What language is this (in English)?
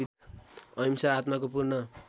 Nepali